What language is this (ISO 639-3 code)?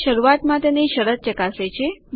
guj